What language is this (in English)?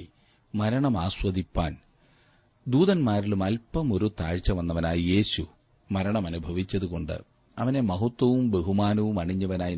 Malayalam